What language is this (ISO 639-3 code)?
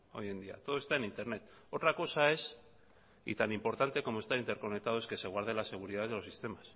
spa